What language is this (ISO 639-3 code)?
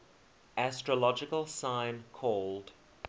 eng